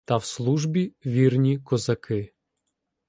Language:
Ukrainian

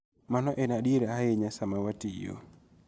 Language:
Luo (Kenya and Tanzania)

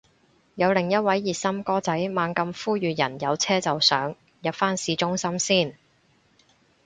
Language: Cantonese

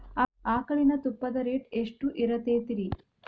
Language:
Kannada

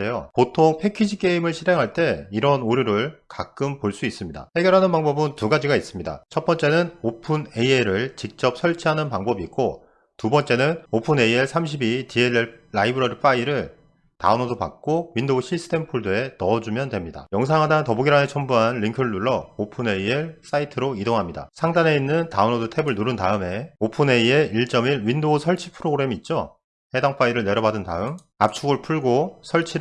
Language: Korean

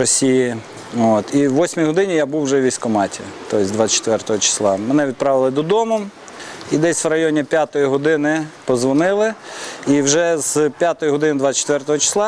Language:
Ukrainian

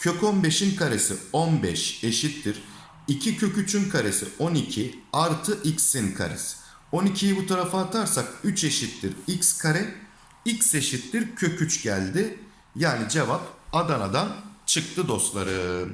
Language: Turkish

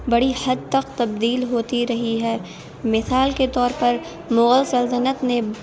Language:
Urdu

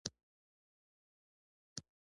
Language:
Pashto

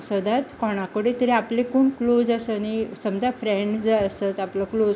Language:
Konkani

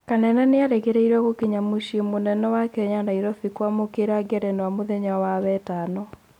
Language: Kikuyu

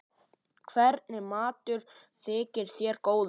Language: Icelandic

